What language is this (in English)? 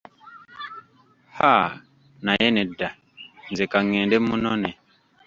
Ganda